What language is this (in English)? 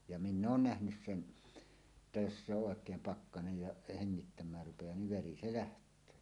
Finnish